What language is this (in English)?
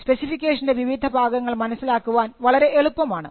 Malayalam